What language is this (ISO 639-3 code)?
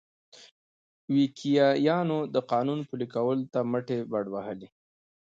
pus